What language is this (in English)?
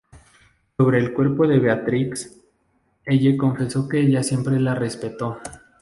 Spanish